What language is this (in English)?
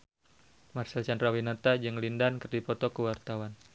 Sundanese